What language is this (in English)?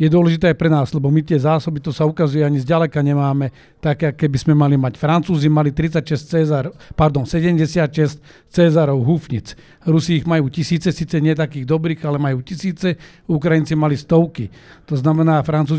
Slovak